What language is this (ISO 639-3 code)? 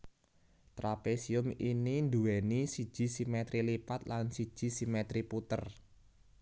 jav